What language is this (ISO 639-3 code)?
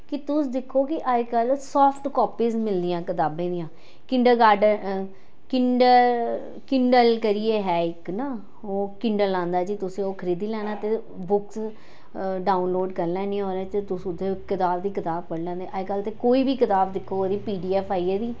doi